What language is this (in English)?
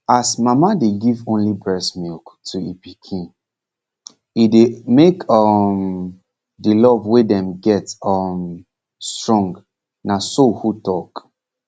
Nigerian Pidgin